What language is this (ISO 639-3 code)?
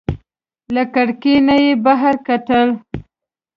pus